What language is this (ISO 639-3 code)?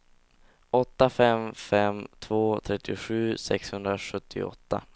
swe